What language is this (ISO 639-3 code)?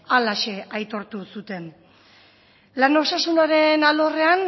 eus